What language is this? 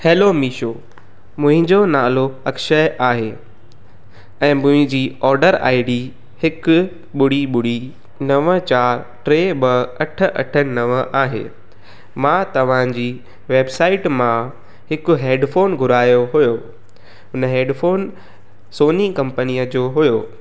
Sindhi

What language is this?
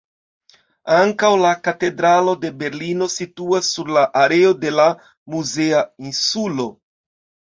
Esperanto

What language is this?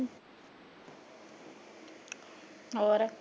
Punjabi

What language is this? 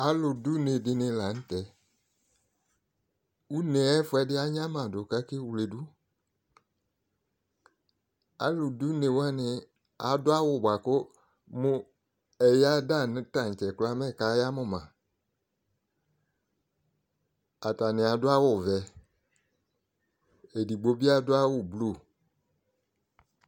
Ikposo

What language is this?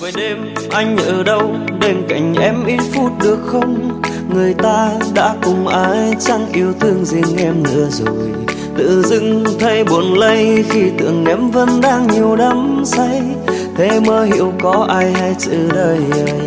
Vietnamese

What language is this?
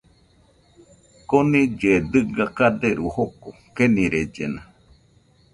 Nüpode Huitoto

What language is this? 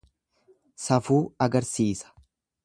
Oromo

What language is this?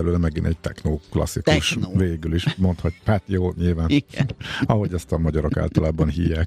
Hungarian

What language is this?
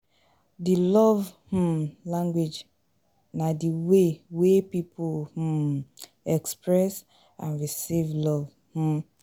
Nigerian Pidgin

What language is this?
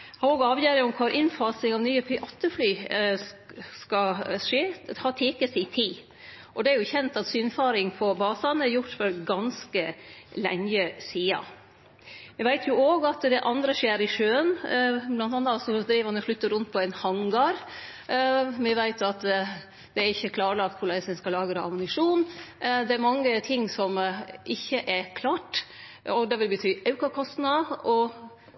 Norwegian Nynorsk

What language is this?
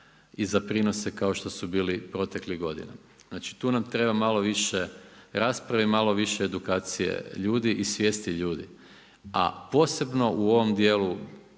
Croatian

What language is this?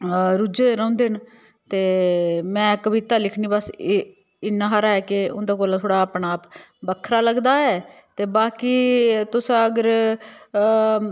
Dogri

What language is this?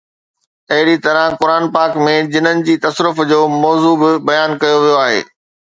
Sindhi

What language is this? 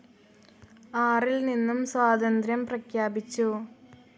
Malayalam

